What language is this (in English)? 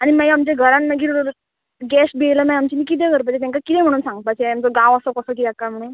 Konkani